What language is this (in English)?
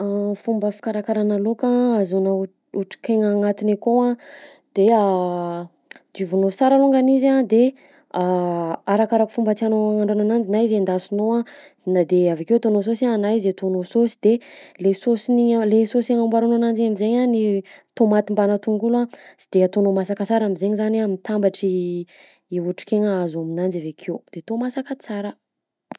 Southern Betsimisaraka Malagasy